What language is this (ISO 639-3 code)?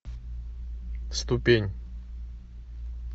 rus